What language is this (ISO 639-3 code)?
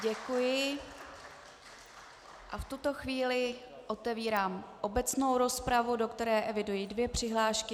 ces